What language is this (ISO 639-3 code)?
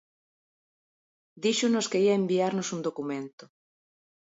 glg